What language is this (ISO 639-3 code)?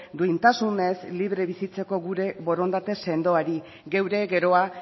eus